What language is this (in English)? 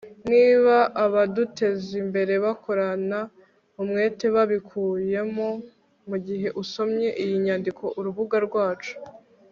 Kinyarwanda